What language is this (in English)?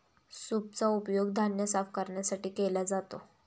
Marathi